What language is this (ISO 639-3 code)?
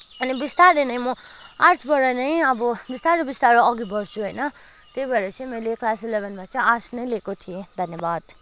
nep